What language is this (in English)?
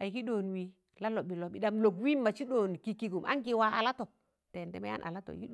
Tangale